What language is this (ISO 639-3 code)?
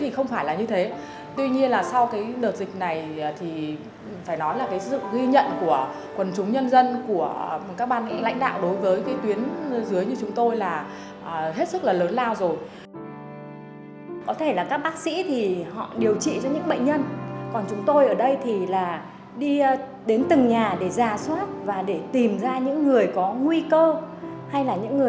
vie